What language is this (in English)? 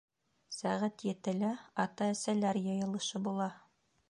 Bashkir